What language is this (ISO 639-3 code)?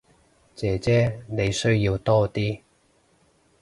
yue